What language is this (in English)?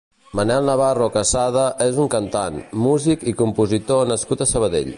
Catalan